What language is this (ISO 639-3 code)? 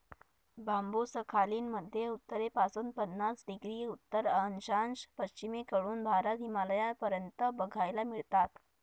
mar